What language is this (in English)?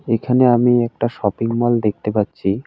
Bangla